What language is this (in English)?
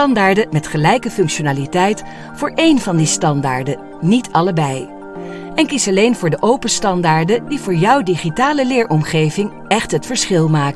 Dutch